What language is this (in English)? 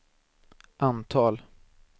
Swedish